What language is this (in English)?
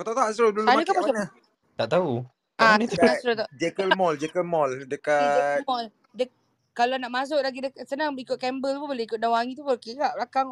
Malay